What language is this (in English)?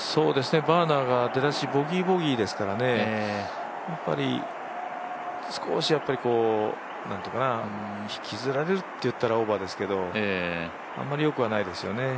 Japanese